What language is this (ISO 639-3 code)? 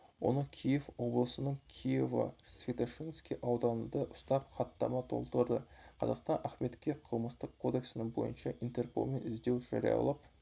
kaz